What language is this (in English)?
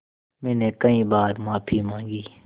Hindi